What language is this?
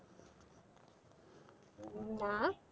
Bangla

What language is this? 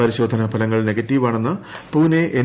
Malayalam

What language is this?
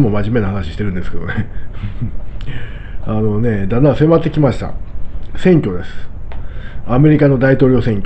Japanese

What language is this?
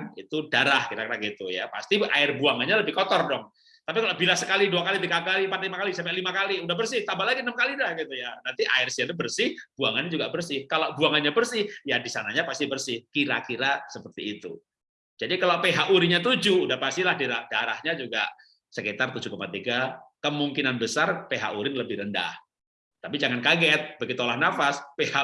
Indonesian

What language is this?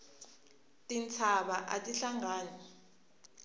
Tsonga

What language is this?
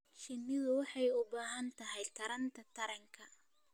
Somali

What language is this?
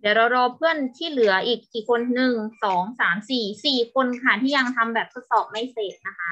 Thai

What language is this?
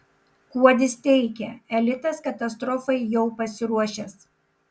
Lithuanian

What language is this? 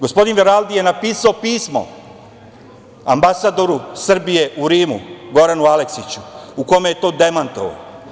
Serbian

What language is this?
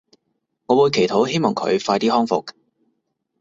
Cantonese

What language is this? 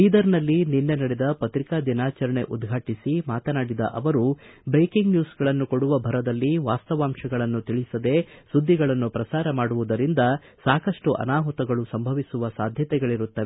Kannada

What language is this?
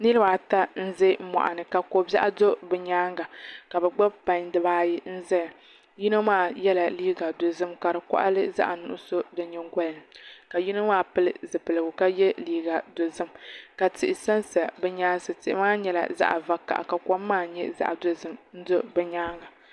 Dagbani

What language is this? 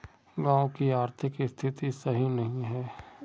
Magahi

